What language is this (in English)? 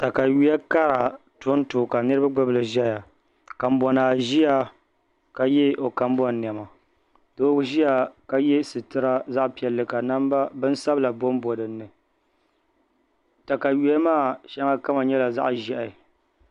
Dagbani